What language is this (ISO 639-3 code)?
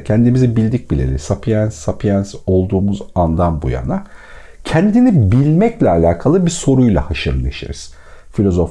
tur